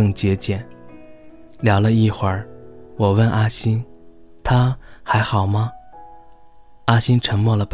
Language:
Chinese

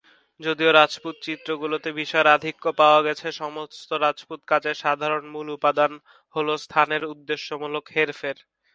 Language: Bangla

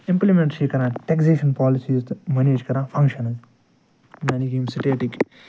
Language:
Kashmiri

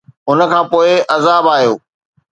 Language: Sindhi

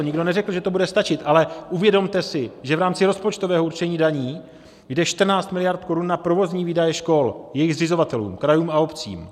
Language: Czech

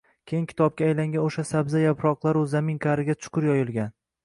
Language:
Uzbek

